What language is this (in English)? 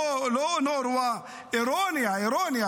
Hebrew